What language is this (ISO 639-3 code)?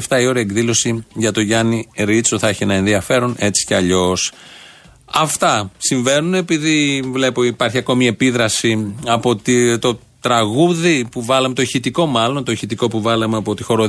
ell